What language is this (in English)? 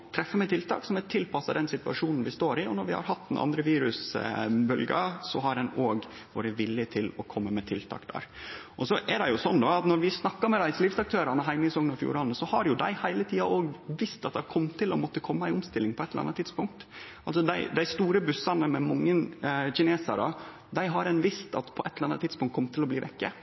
Norwegian Nynorsk